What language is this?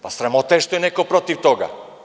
Serbian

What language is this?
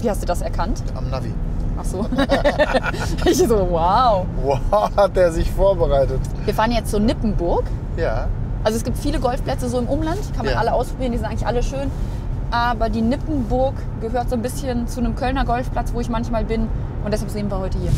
German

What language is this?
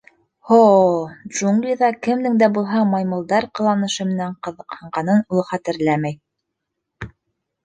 Bashkir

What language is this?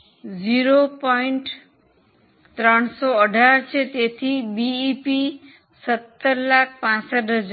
Gujarati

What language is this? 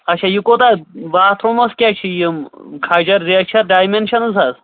Kashmiri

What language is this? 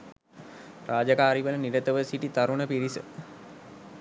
Sinhala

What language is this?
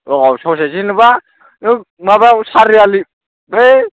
Bodo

